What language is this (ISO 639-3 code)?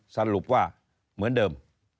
tha